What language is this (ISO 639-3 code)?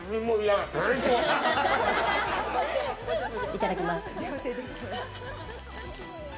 jpn